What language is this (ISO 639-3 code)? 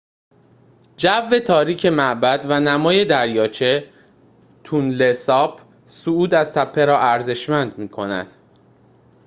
fas